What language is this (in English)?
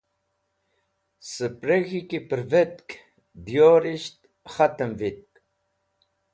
Wakhi